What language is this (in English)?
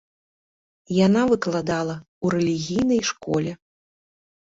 Belarusian